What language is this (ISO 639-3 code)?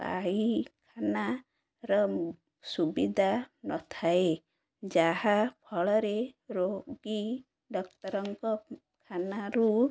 ori